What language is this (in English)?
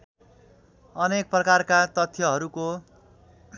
Nepali